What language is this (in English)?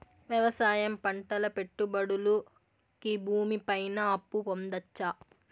Telugu